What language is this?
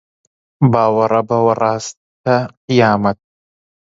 Central Kurdish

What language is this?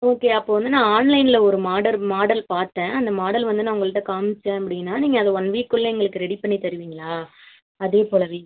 Tamil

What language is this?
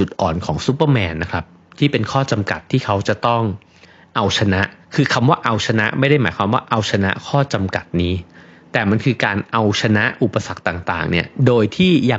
Thai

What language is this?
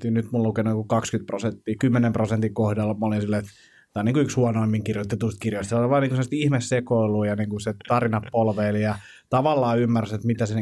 Finnish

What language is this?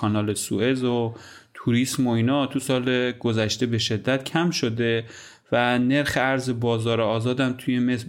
Persian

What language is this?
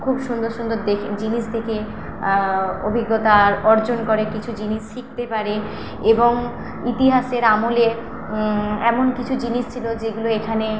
Bangla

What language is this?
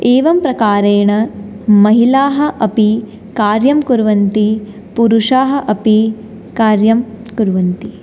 Sanskrit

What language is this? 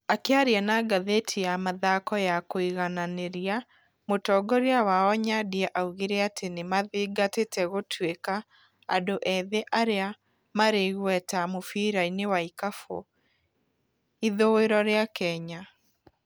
Kikuyu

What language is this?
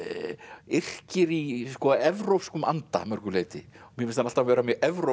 Icelandic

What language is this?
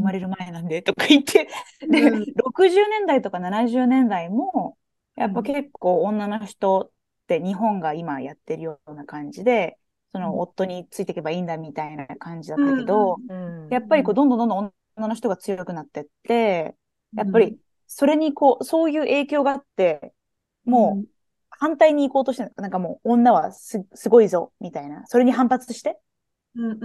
Japanese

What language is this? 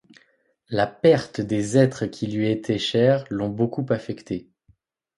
French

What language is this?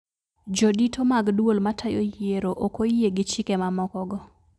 Luo (Kenya and Tanzania)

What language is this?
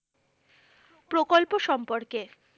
Bangla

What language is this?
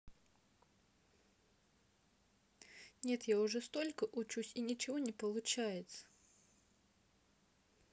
Russian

